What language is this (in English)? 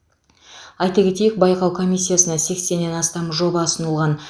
Kazakh